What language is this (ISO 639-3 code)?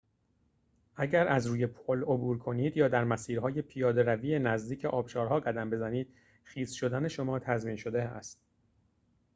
fas